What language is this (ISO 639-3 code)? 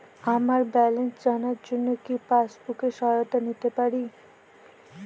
ben